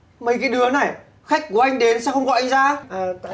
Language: Vietnamese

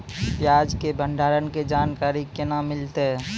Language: Maithili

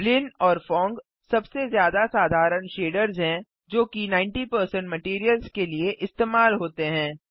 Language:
Hindi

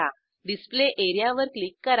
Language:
Marathi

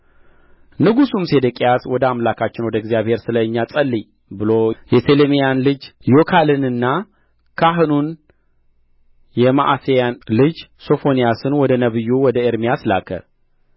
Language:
Amharic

